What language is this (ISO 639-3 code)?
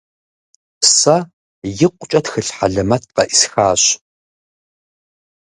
kbd